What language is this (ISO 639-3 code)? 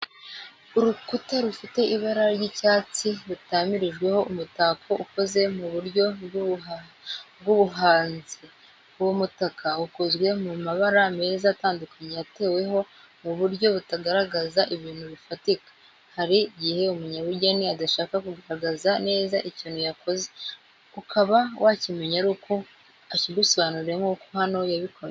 kin